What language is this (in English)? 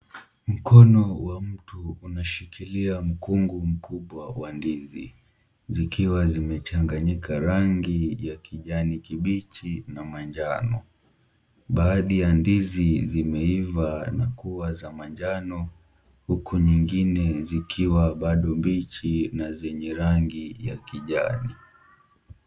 Swahili